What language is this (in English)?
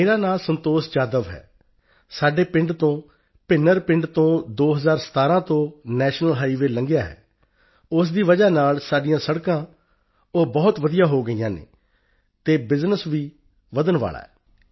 Punjabi